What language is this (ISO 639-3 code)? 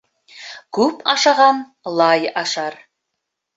bak